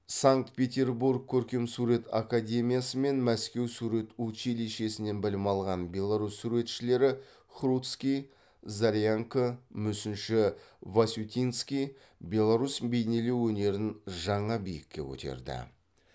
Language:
Kazakh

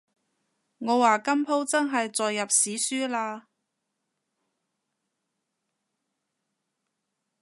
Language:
Cantonese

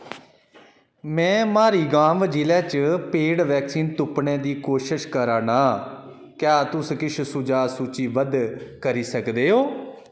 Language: Dogri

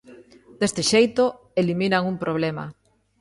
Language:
Galician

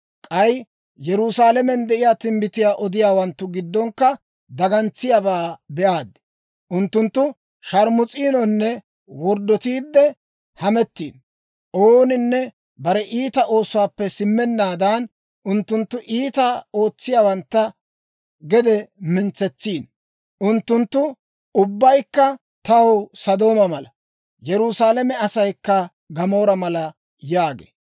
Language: Dawro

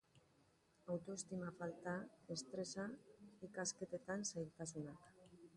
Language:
Basque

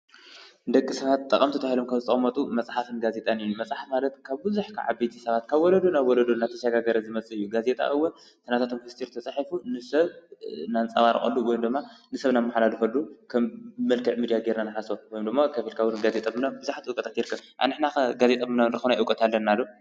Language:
Tigrinya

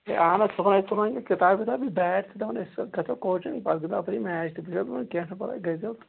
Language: Kashmiri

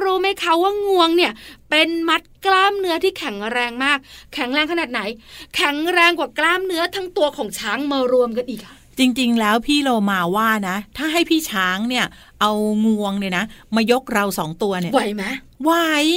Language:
Thai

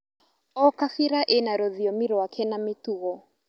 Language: Kikuyu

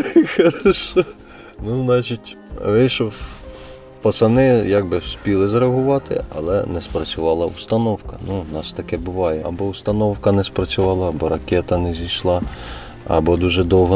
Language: Ukrainian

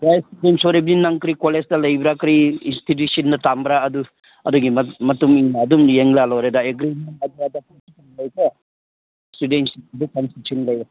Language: Manipuri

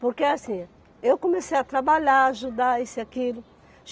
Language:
Portuguese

